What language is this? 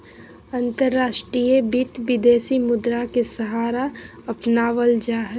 Magahi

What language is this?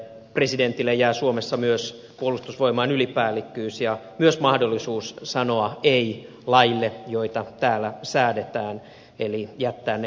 Finnish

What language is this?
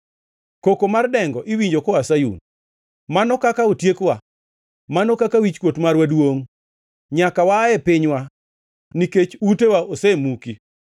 Luo (Kenya and Tanzania)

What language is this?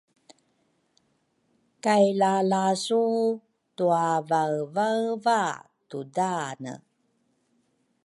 Rukai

